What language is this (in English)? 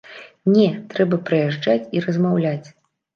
Belarusian